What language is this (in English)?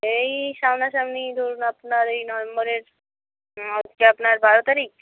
Bangla